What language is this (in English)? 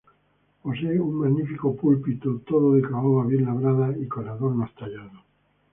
Spanish